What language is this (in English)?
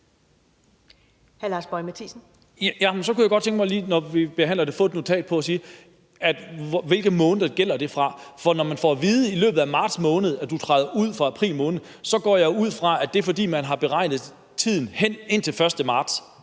Danish